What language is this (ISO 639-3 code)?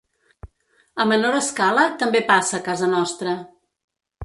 cat